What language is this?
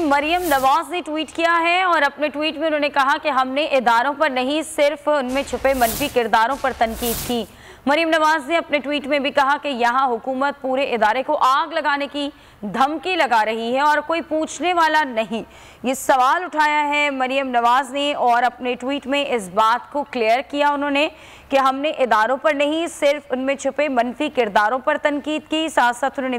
Hindi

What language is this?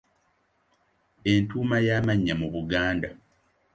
Ganda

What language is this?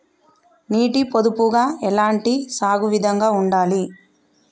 Telugu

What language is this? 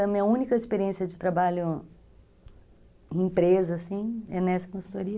Portuguese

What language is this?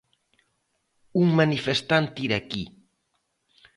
Galician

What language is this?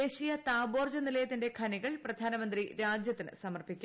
Malayalam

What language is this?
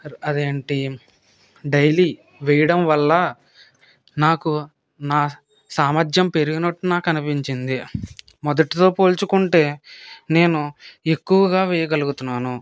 Telugu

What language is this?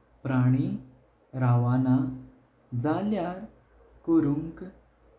Konkani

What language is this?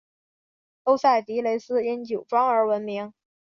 Chinese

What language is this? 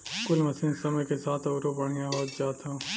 Bhojpuri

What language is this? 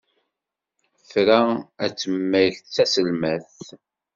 Kabyle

